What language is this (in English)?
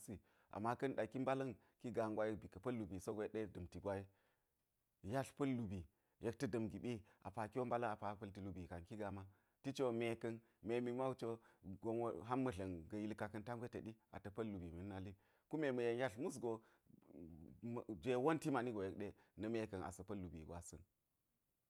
Geji